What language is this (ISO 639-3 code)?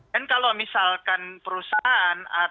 ind